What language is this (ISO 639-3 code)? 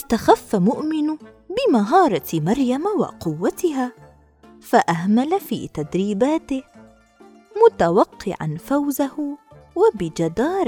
ara